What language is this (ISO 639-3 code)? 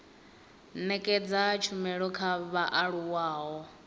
ven